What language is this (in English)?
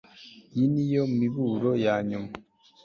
Kinyarwanda